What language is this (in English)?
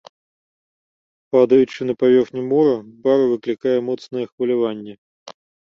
Belarusian